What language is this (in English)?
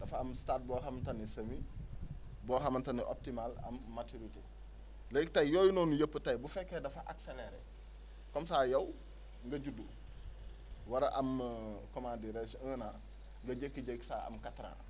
Wolof